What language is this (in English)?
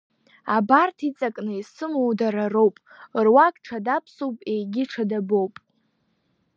Abkhazian